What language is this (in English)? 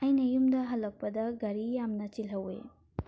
Manipuri